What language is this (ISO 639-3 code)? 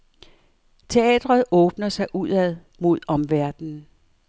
dan